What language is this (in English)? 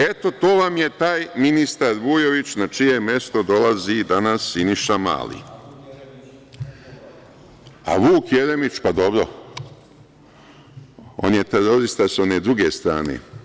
Serbian